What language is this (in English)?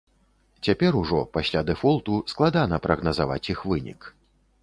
Belarusian